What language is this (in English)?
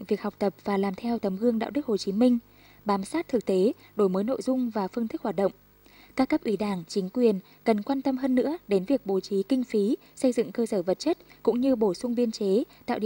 Vietnamese